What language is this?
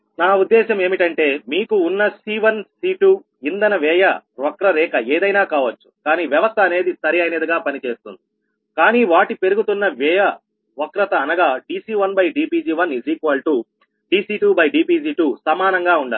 Telugu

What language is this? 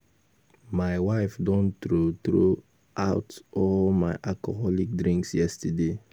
Nigerian Pidgin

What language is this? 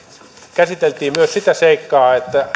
Finnish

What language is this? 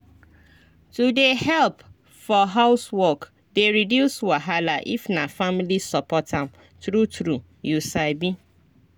Nigerian Pidgin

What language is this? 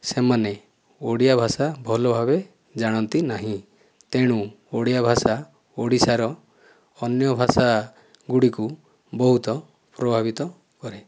Odia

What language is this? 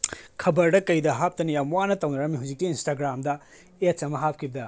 Manipuri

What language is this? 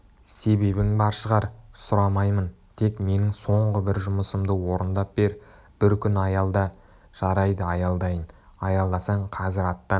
Kazakh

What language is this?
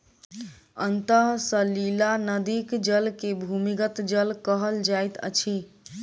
Maithili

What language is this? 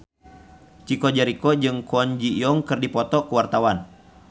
Sundanese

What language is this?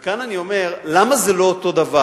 Hebrew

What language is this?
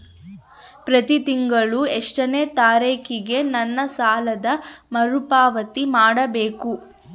Kannada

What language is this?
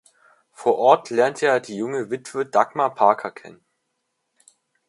German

